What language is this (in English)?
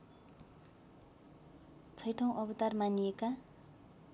Nepali